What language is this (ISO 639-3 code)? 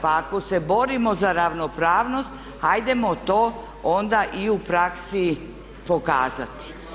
hrv